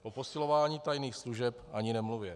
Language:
Czech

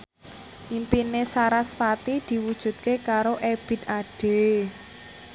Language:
Javanese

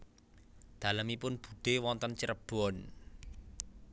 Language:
Javanese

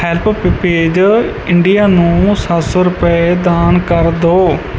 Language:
Punjabi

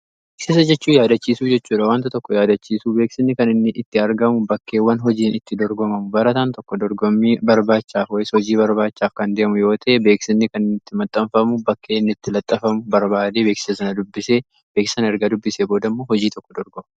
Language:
Oromo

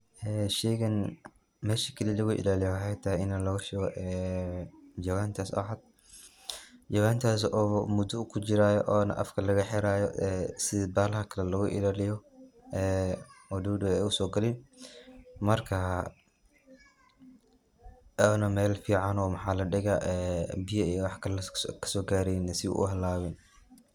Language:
Somali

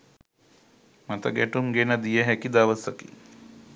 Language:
Sinhala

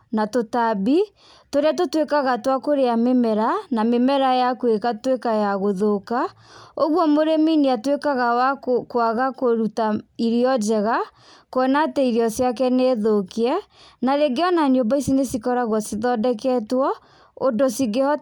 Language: Kikuyu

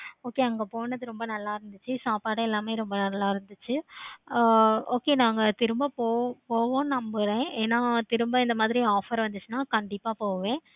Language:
Tamil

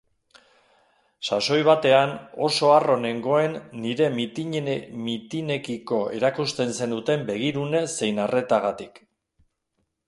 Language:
Basque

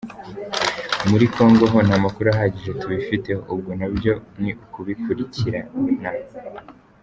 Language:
Kinyarwanda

